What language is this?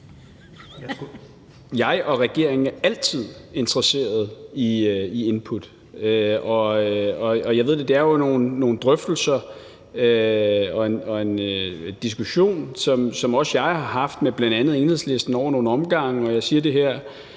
Danish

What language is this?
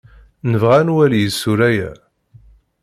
Kabyle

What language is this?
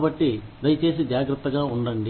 Telugu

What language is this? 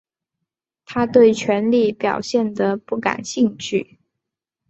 Chinese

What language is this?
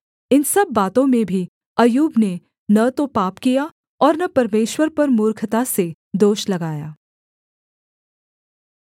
Hindi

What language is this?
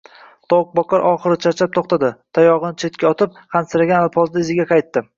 Uzbek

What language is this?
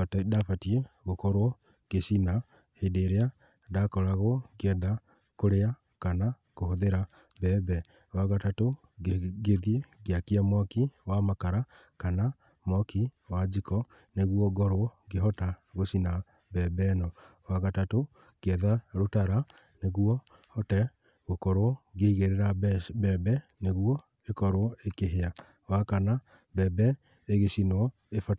Kikuyu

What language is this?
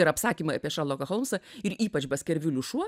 Lithuanian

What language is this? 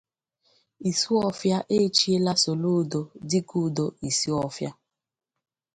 Igbo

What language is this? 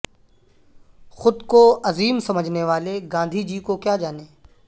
Urdu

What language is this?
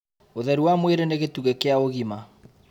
Kikuyu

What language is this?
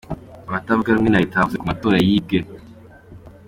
Kinyarwanda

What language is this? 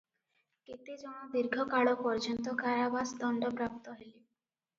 Odia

